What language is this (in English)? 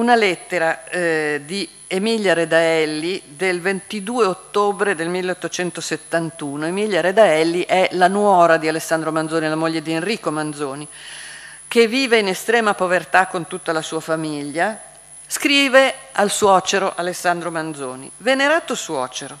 Italian